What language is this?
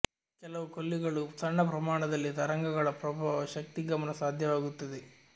Kannada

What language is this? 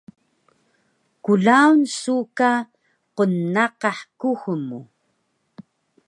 Taroko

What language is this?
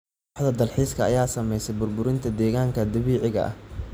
Somali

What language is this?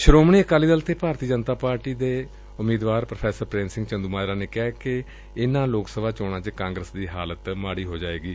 Punjabi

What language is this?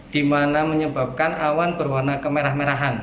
Indonesian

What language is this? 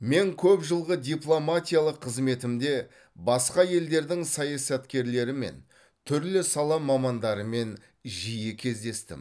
Kazakh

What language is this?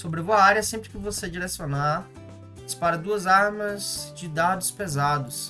Portuguese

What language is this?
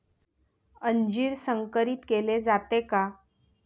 Marathi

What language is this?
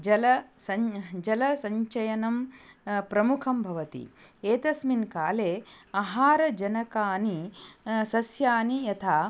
Sanskrit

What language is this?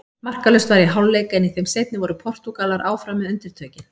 Icelandic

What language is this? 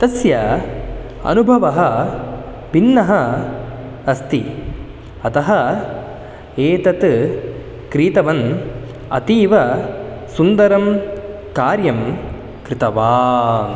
Sanskrit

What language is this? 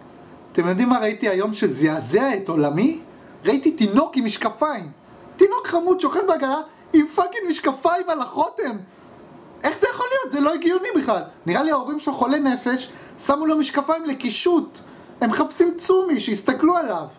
Hebrew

